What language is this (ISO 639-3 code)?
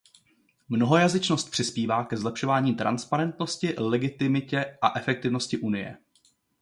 ces